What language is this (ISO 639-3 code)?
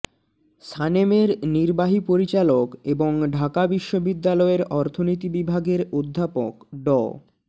ben